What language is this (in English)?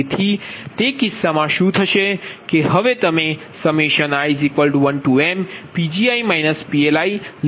Gujarati